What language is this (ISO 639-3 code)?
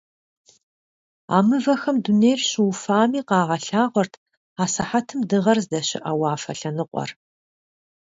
kbd